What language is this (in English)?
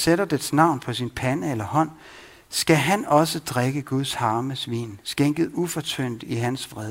Danish